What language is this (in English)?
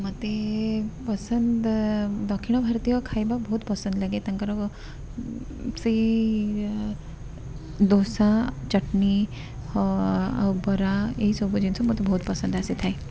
Odia